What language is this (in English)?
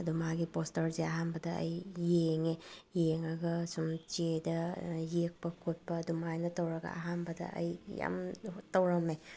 Manipuri